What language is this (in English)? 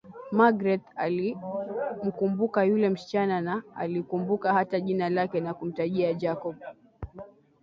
Swahili